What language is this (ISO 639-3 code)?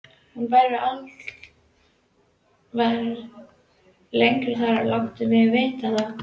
isl